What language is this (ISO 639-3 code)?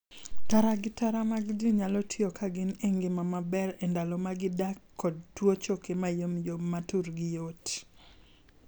luo